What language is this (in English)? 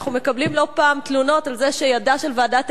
Hebrew